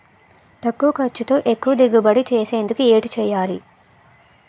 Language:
Telugu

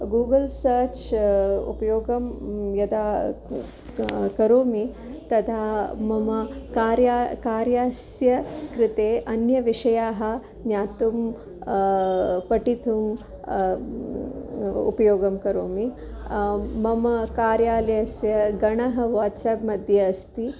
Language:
Sanskrit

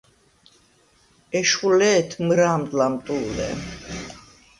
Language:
Svan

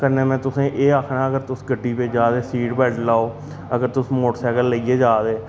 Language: Dogri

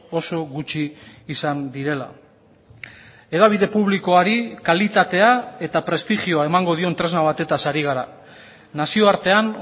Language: Basque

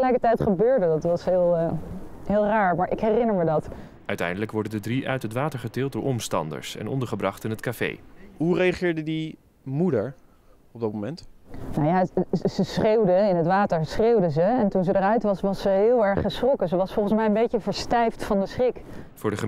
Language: Dutch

